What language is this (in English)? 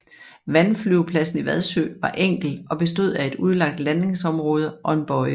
Danish